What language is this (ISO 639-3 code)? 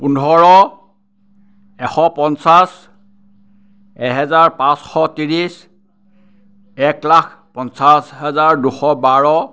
asm